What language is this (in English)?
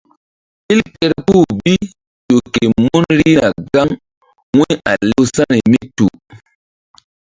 Mbum